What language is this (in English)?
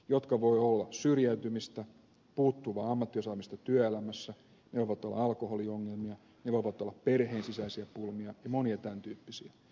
Finnish